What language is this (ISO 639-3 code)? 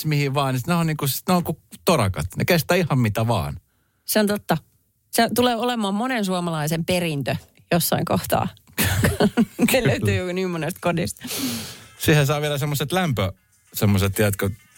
fin